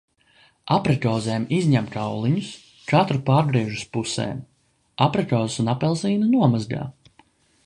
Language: Latvian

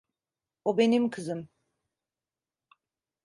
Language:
Turkish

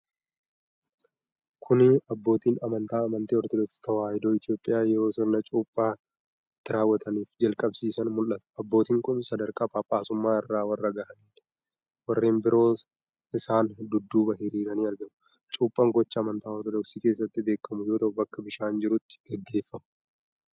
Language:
Oromo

